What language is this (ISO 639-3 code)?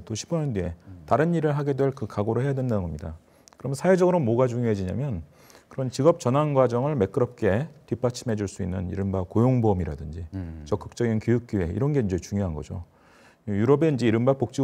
kor